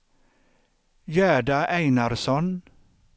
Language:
Swedish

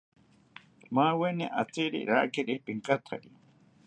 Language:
South Ucayali Ashéninka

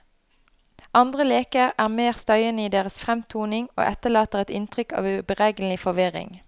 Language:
Norwegian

